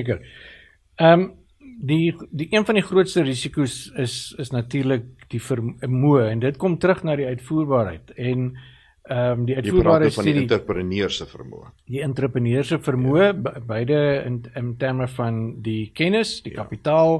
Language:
Swedish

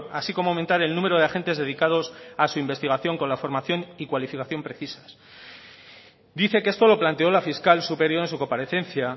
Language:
Spanish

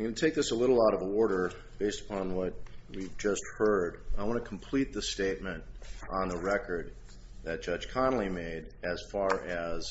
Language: English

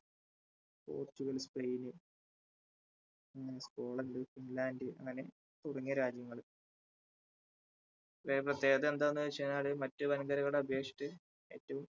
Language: Malayalam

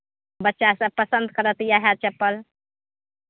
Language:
Maithili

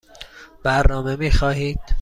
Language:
Persian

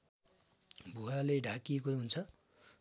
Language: Nepali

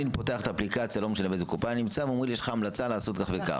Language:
Hebrew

